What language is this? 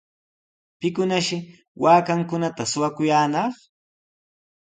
Sihuas Ancash Quechua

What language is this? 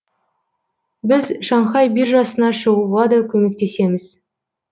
Kazakh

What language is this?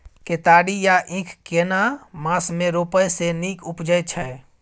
Maithili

